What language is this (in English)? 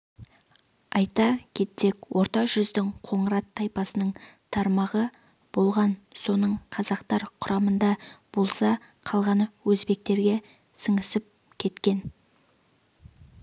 Kazakh